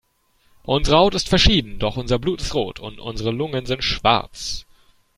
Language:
German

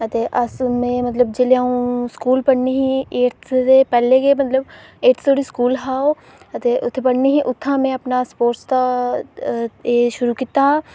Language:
Dogri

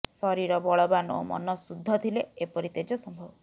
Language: Odia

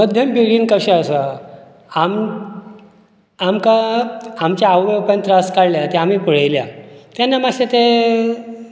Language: Konkani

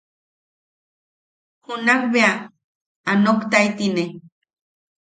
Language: Yaqui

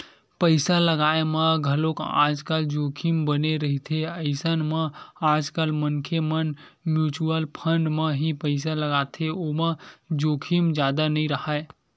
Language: Chhattisgarhi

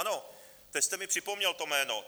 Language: Czech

